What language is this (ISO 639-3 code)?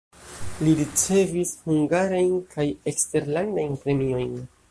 epo